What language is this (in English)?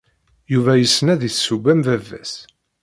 Kabyle